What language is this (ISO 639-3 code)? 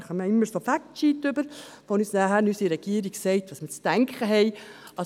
gsw